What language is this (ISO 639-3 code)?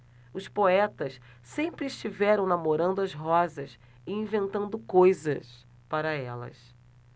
por